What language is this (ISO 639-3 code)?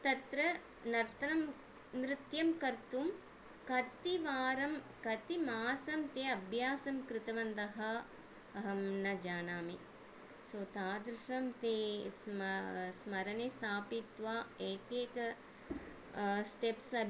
san